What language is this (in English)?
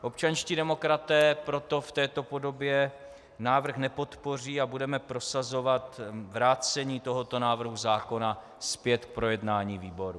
Czech